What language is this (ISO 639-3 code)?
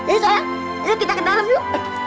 ind